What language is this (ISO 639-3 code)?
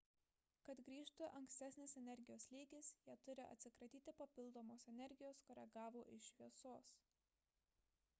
lit